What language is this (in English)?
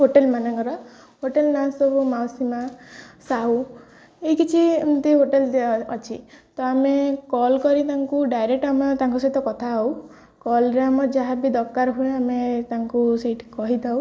Odia